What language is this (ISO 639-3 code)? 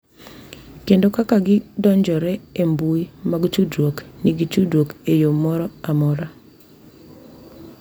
luo